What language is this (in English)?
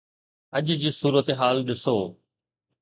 Sindhi